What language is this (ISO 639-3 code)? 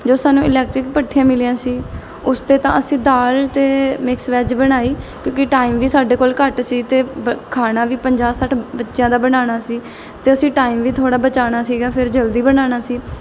pan